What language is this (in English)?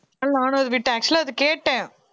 Tamil